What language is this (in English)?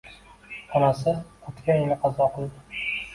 Uzbek